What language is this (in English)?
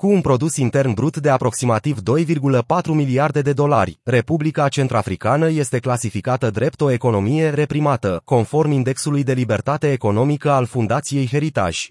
Romanian